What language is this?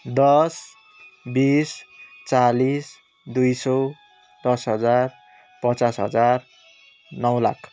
Nepali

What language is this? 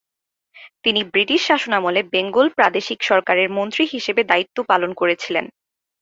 Bangla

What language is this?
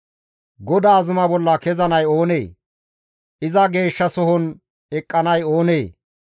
Gamo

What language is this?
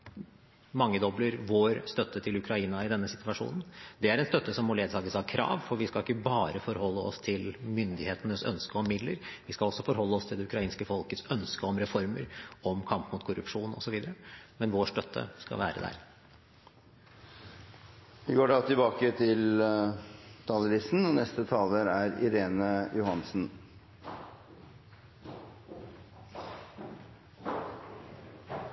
Norwegian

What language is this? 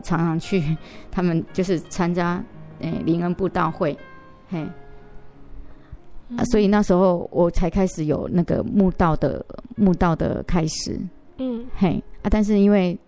Chinese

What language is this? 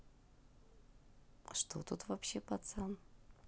Russian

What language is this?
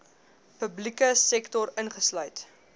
Afrikaans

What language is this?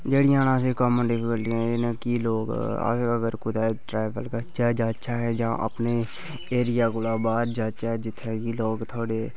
Dogri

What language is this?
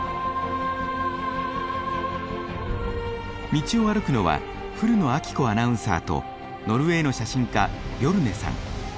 Japanese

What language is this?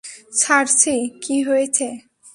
Bangla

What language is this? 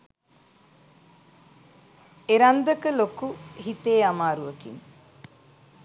Sinhala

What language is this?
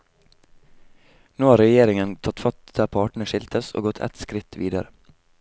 Norwegian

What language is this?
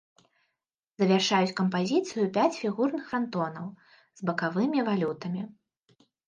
Belarusian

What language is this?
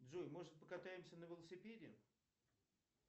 Russian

